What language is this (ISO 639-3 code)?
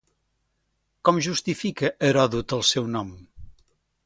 cat